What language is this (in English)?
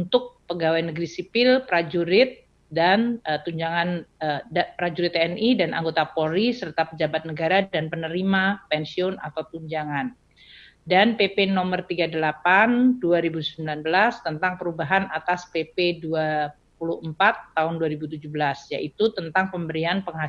Indonesian